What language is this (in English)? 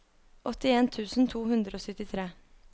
Norwegian